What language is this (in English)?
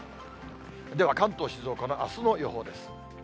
Japanese